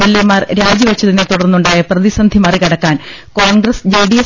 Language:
Malayalam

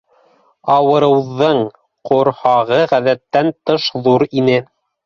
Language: Bashkir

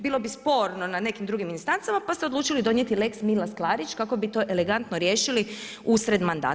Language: Croatian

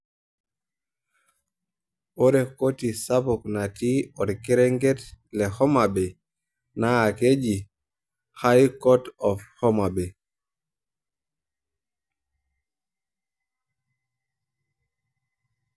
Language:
Masai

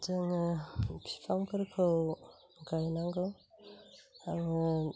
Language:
Bodo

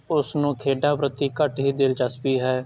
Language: Punjabi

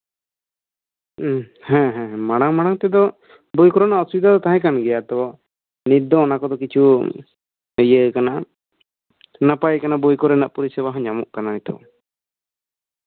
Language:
Santali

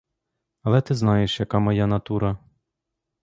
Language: Ukrainian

